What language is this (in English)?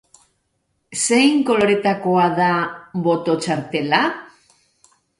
Basque